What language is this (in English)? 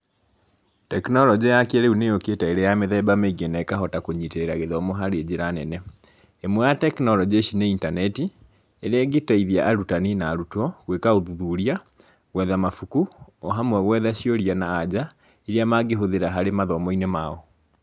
Kikuyu